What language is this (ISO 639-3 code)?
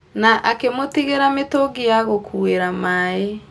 kik